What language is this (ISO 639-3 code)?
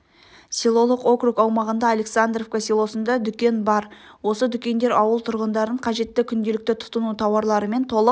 kaz